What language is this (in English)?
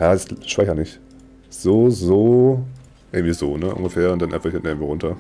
German